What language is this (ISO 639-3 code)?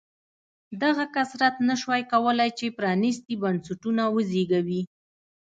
pus